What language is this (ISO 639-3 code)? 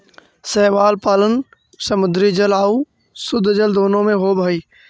mag